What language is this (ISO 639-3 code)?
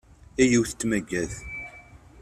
kab